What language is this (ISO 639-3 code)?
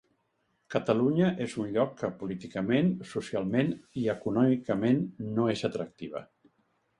cat